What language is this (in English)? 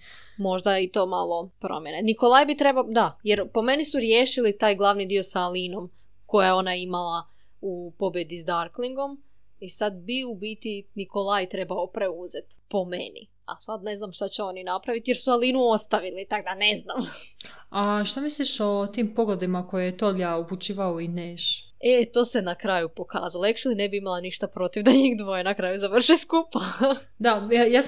Croatian